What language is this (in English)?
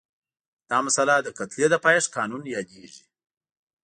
Pashto